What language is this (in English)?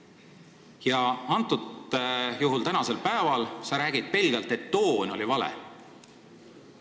Estonian